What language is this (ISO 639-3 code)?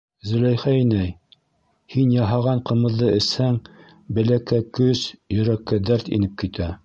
bak